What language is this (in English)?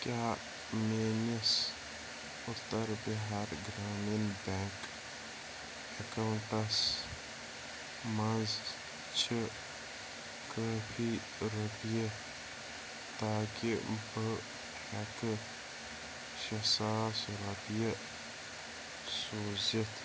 Kashmiri